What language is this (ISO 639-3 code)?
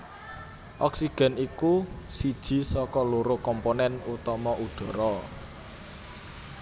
jav